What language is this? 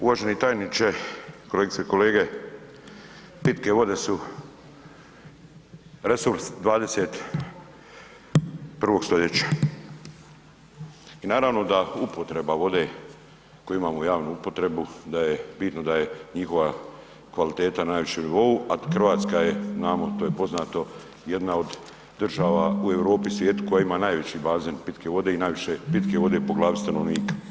Croatian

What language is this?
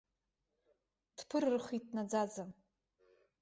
Abkhazian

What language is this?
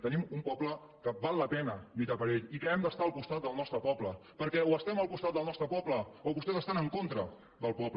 Catalan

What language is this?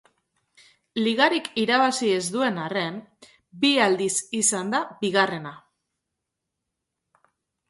Basque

